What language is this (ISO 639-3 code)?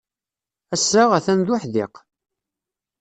kab